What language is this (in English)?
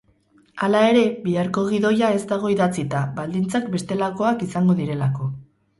Basque